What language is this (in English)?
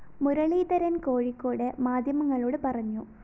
Malayalam